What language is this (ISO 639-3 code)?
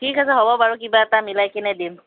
asm